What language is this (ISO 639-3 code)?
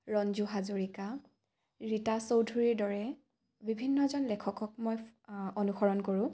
asm